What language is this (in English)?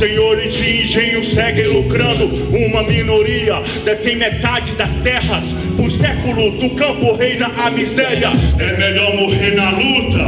Portuguese